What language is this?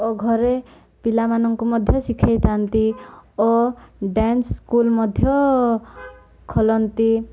Odia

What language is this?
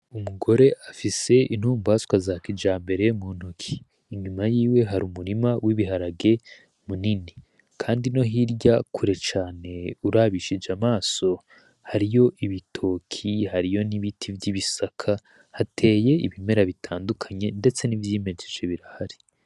Rundi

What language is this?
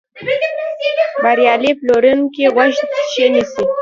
Pashto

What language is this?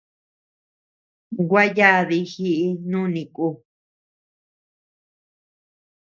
Tepeuxila Cuicatec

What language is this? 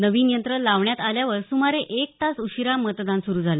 Marathi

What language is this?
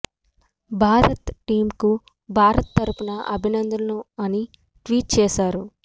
Telugu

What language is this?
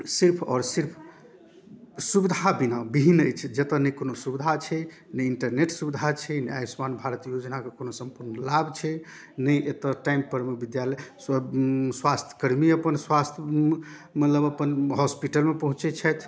Maithili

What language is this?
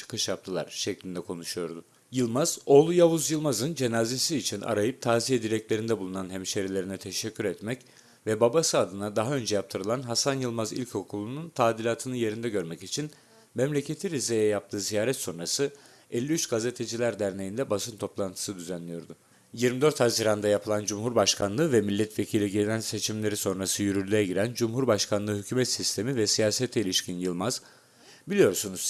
Turkish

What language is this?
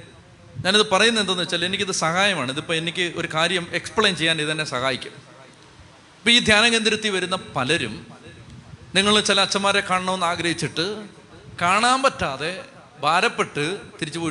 Malayalam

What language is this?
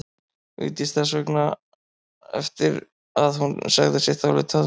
Icelandic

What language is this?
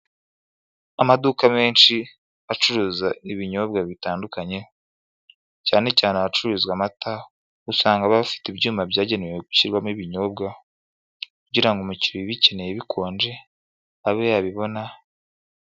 Kinyarwanda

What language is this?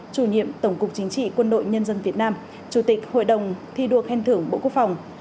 Vietnamese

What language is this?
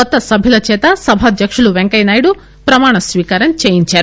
Telugu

